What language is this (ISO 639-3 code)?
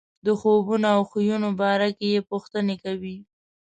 pus